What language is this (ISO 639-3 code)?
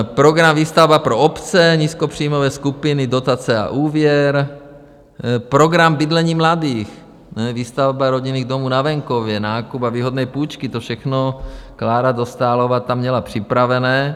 ces